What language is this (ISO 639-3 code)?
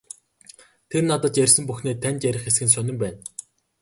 mon